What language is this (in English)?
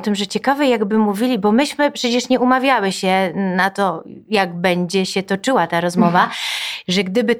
Polish